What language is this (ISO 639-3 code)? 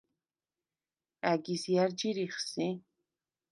sva